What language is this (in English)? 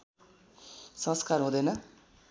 Nepali